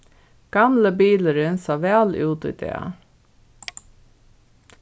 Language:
Faroese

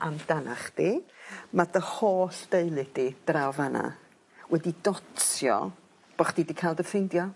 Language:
Welsh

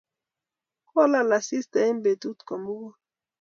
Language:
Kalenjin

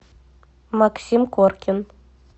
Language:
Russian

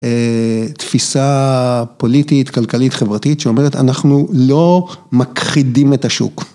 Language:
Hebrew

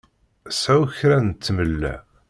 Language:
Kabyle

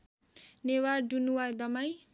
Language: Nepali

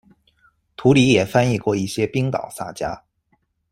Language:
Chinese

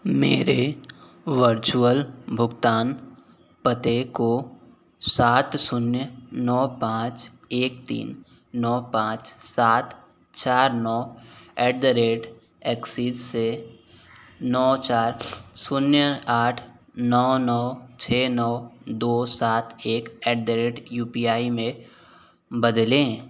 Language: Hindi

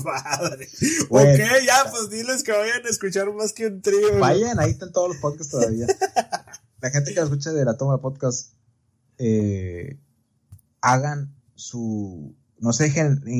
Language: Spanish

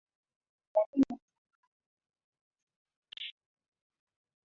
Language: Swahili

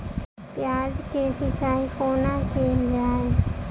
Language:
Maithili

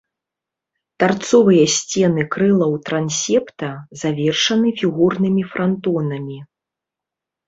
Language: Belarusian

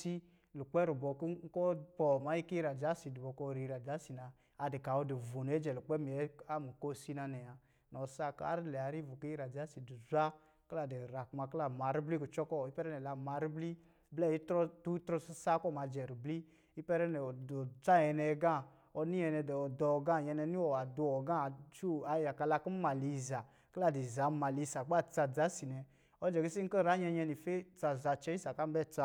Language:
Lijili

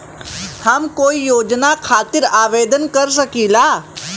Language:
Bhojpuri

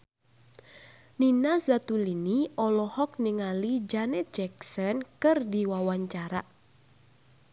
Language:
Sundanese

